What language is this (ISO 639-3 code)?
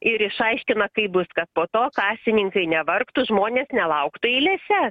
lit